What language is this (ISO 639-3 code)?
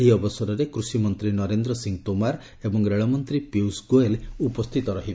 ori